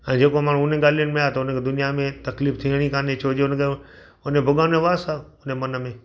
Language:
Sindhi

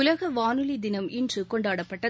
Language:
Tamil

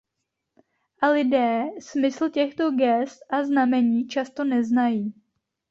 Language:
Czech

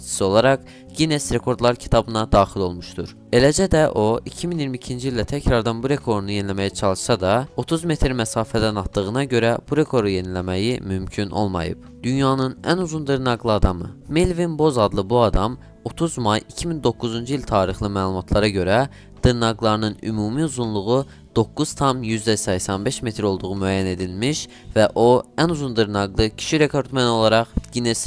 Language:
Turkish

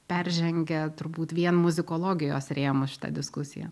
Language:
Lithuanian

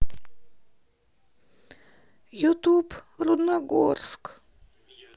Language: Russian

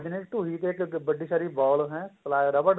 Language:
Punjabi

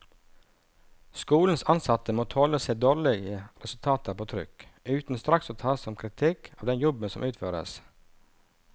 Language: Norwegian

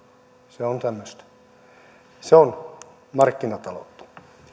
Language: Finnish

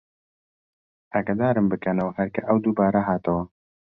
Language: Central Kurdish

